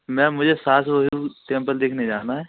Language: Hindi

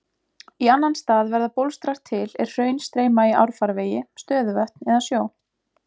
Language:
Icelandic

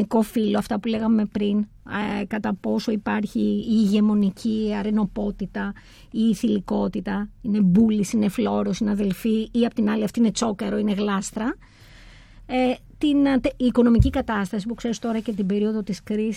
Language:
Greek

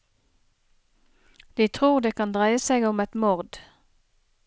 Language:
Norwegian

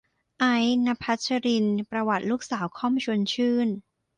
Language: Thai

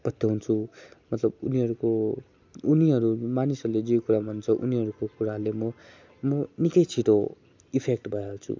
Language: Nepali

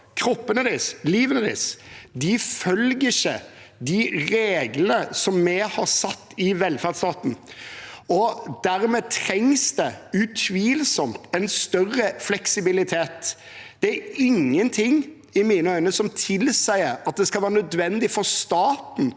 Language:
Norwegian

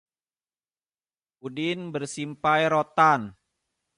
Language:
Indonesian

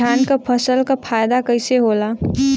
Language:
Bhojpuri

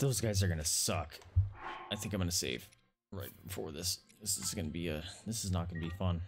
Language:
English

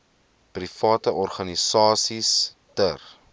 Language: Afrikaans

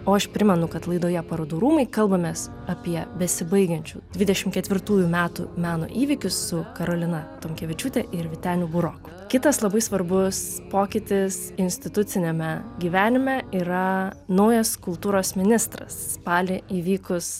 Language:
Lithuanian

